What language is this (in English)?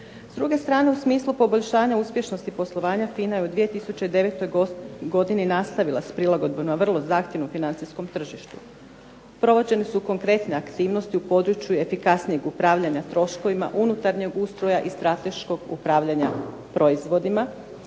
Croatian